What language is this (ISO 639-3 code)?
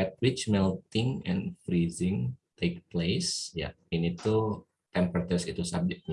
ind